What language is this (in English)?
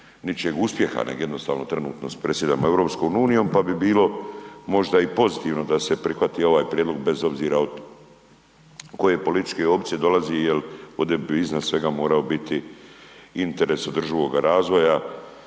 Croatian